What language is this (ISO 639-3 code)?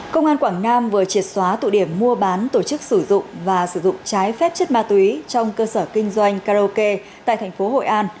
vie